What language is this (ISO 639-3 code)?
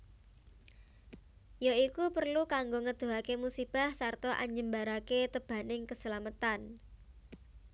jav